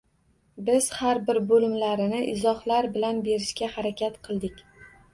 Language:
Uzbek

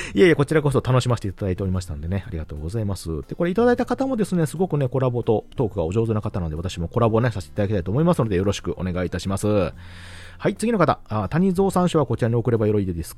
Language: Japanese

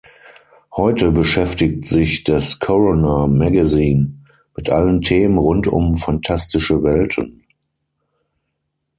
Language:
German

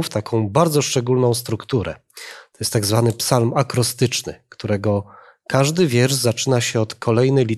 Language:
Polish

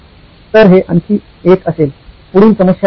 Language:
Marathi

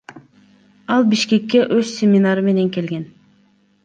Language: Kyrgyz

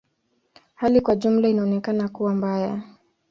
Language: Swahili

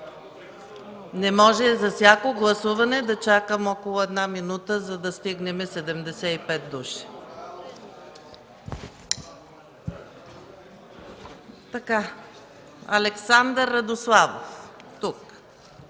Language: Bulgarian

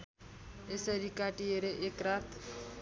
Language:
Nepali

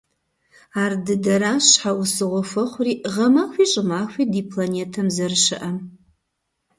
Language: Kabardian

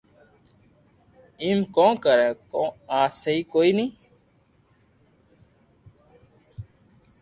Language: Loarki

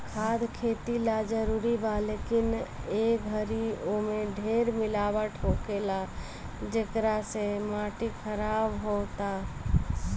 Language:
Bhojpuri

